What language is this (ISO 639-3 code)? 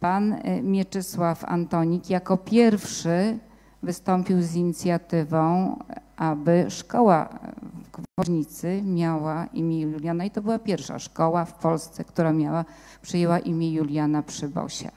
pol